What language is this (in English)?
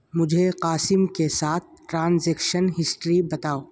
Urdu